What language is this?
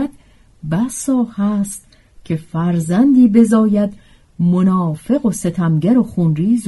Persian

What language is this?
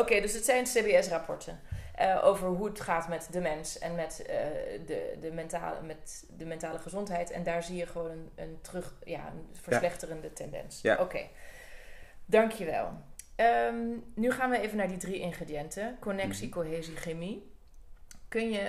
Dutch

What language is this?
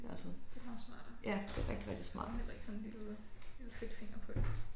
Danish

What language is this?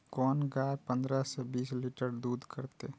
Maithili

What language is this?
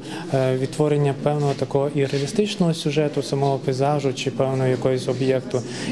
Ukrainian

